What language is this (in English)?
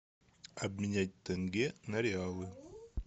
Russian